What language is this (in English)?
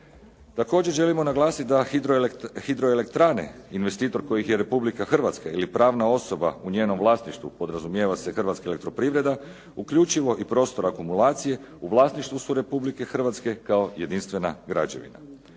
Croatian